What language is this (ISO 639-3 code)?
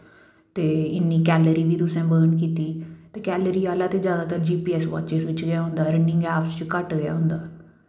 doi